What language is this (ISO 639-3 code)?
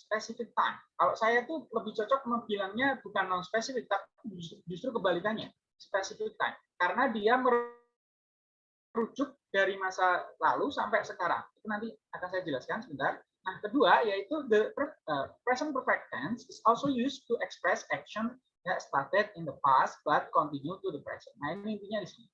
ind